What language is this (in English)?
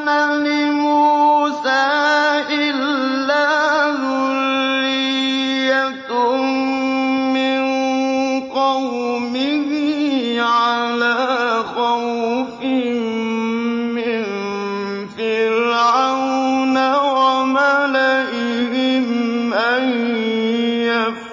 Arabic